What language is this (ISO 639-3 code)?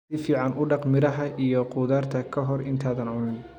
som